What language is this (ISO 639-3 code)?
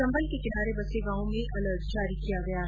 hin